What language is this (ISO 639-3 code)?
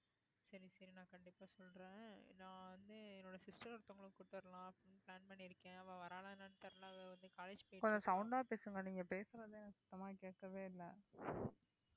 tam